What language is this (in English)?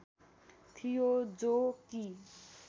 Nepali